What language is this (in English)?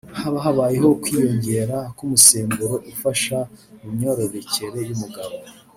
Kinyarwanda